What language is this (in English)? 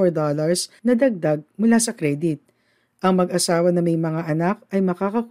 Filipino